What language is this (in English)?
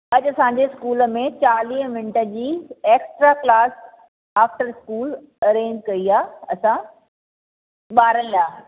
Sindhi